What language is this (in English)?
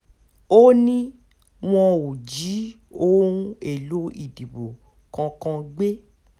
Yoruba